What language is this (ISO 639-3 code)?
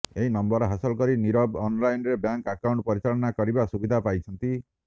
ori